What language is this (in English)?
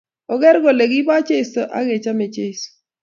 Kalenjin